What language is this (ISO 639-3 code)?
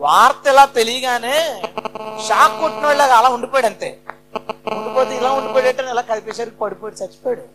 tel